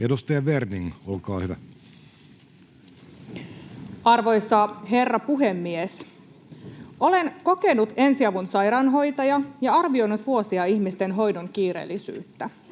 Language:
Finnish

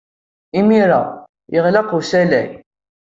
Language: Kabyle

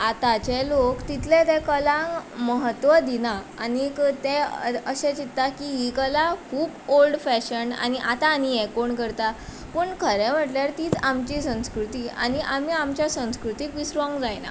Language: Konkani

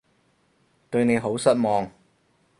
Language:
Cantonese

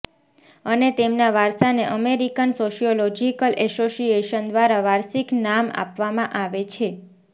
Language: Gujarati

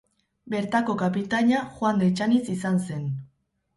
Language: Basque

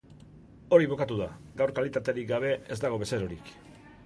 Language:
Basque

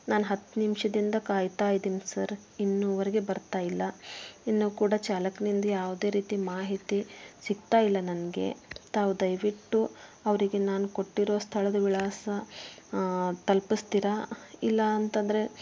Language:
Kannada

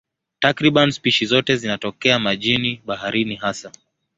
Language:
Swahili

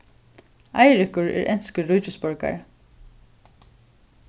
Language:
Faroese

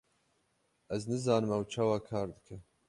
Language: Kurdish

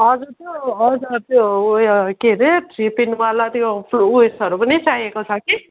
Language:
Nepali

